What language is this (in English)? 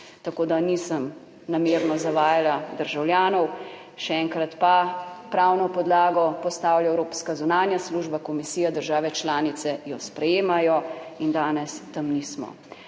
Slovenian